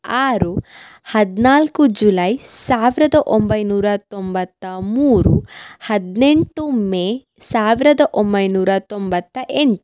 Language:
Kannada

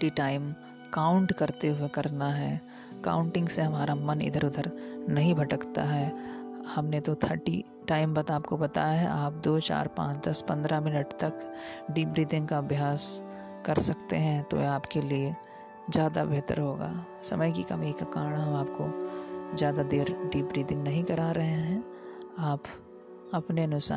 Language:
Hindi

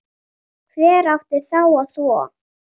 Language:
Icelandic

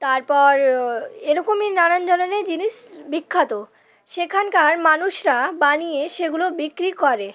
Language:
Bangla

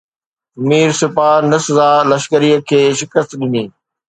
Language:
Sindhi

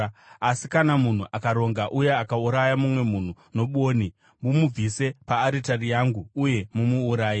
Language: Shona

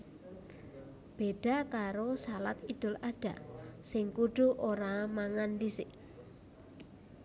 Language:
Javanese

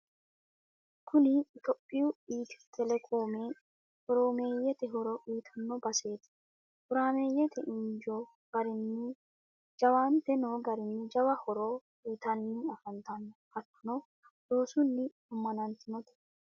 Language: Sidamo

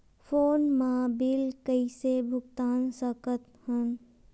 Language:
Chhattisgarhi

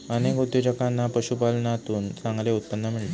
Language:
Marathi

